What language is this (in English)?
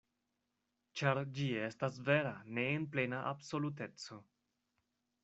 Esperanto